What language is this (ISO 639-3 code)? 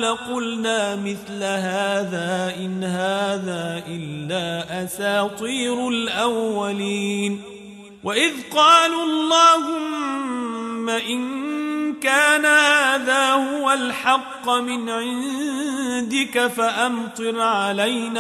ara